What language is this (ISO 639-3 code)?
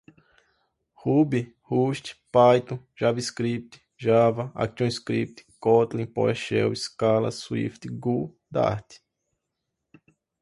por